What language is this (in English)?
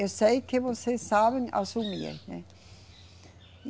Portuguese